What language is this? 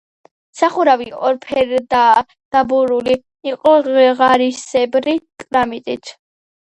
Georgian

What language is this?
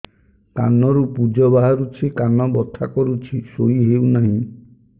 Odia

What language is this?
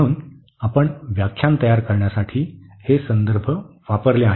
Marathi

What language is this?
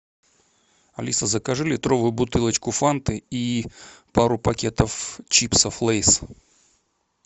Russian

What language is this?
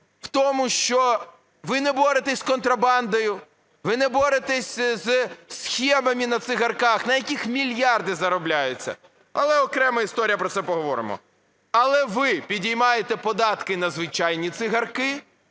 Ukrainian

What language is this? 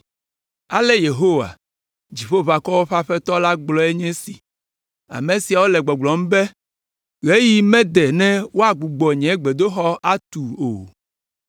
Ewe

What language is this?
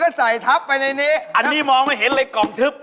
Thai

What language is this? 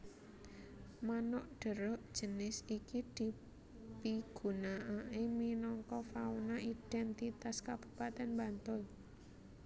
Javanese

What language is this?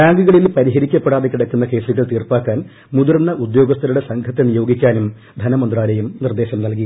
Malayalam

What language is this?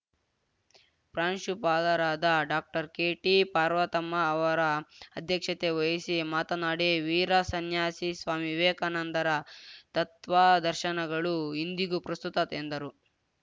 Kannada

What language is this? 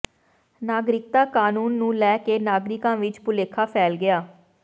Punjabi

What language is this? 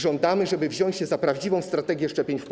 Polish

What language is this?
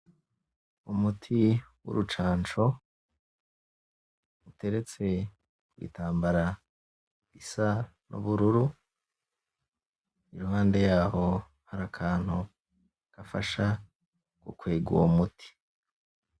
Rundi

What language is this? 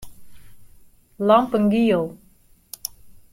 Western Frisian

